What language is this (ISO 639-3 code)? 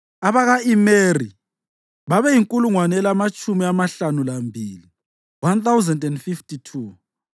nde